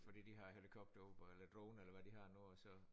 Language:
Danish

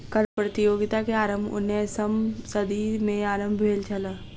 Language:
Maithili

